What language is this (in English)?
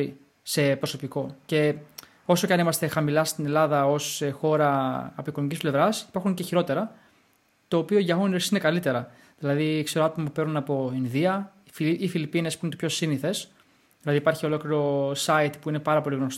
Greek